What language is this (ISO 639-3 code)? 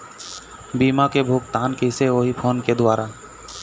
hne